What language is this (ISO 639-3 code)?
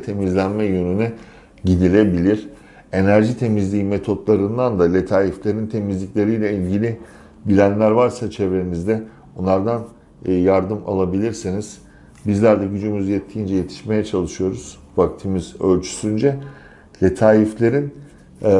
tur